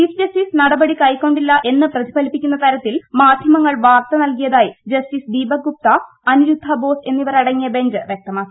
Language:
Malayalam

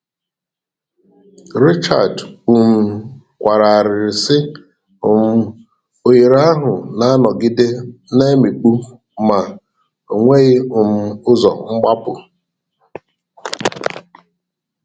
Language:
Igbo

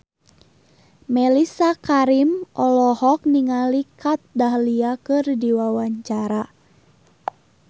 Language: Sundanese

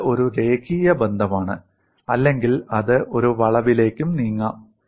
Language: Malayalam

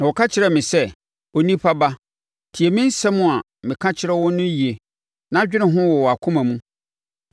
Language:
Akan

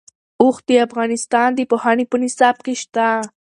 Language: Pashto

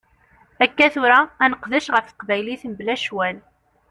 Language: Kabyle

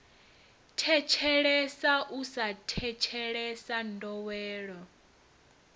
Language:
Venda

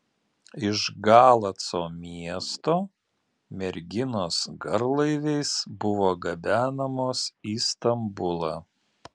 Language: Lithuanian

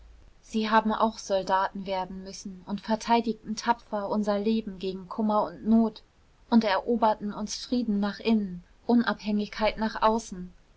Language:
German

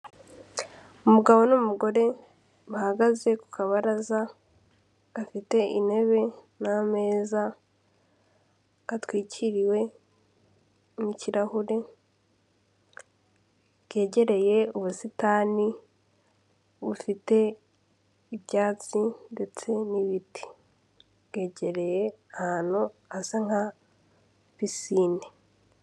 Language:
Kinyarwanda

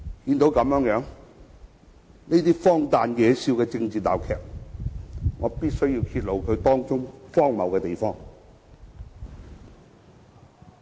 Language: Cantonese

